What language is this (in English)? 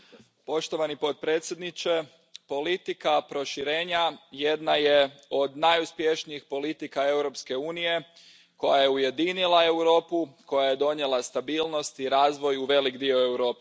Croatian